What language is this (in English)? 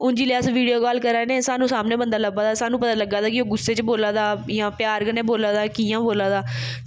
Dogri